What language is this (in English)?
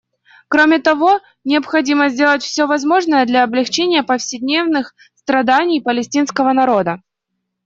Russian